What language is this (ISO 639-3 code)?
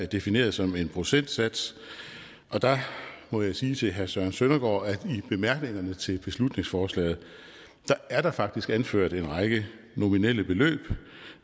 dan